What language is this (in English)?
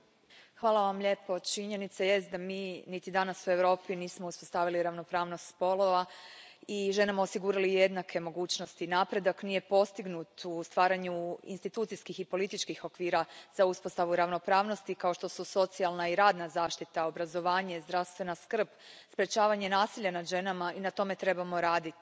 Croatian